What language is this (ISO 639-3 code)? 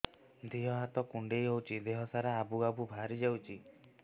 ori